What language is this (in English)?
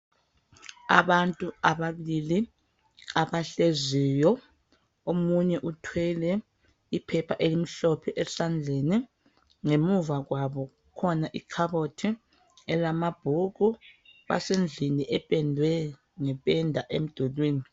North Ndebele